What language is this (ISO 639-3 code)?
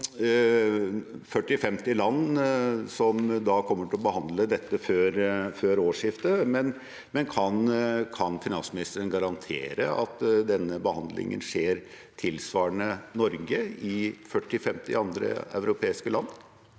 nor